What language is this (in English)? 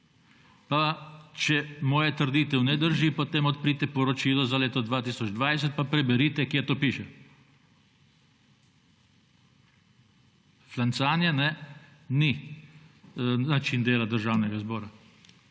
Slovenian